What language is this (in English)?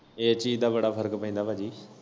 Punjabi